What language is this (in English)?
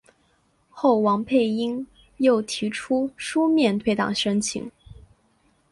Chinese